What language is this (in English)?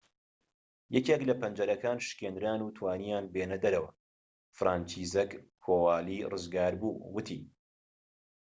Central Kurdish